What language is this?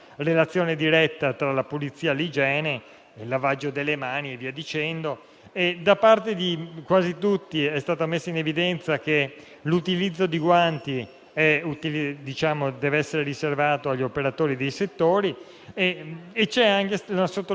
Italian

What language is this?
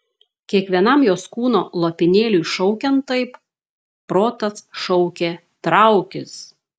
Lithuanian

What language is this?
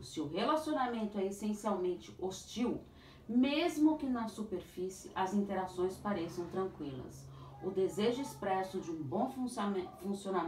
Portuguese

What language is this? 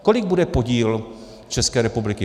Czech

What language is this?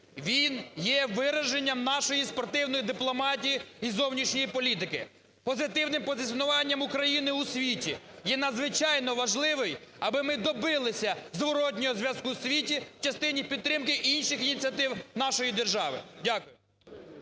Ukrainian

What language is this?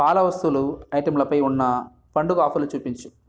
Telugu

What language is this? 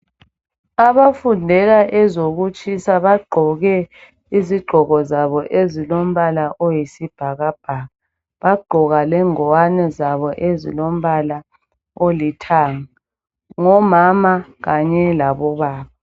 North Ndebele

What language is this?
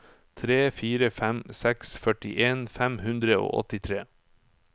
Norwegian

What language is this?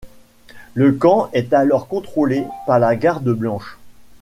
French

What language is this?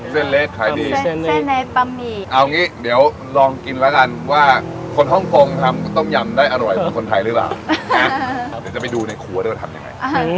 Thai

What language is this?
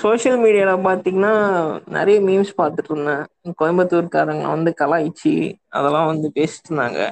Tamil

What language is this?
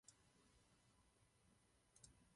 Czech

